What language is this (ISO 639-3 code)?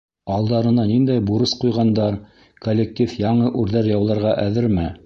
bak